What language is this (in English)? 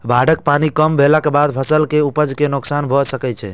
Maithili